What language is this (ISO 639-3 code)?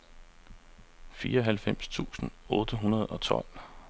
dan